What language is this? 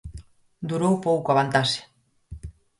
Galician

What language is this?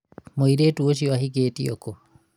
Kikuyu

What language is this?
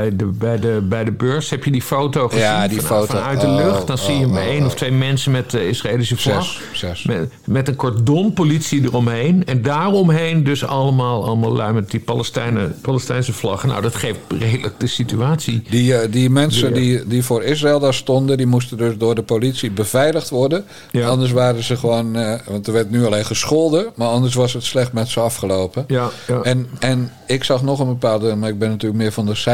Dutch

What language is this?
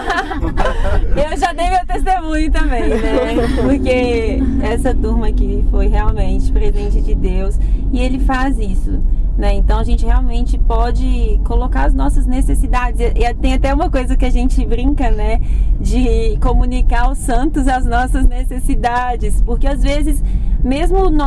Portuguese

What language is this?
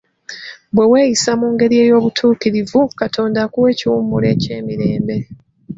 Ganda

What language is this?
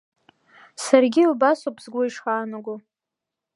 Abkhazian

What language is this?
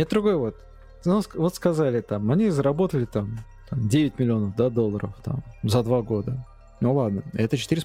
Russian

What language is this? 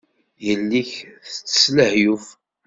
Kabyle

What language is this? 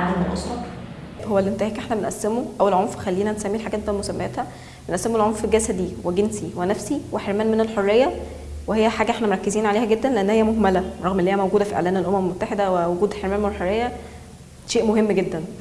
Arabic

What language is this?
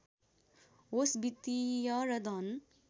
Nepali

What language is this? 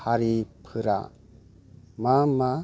Bodo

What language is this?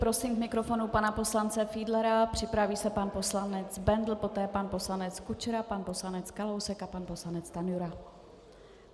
Czech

